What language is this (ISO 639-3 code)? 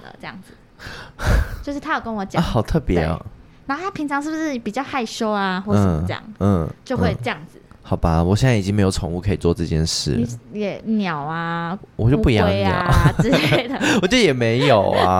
zho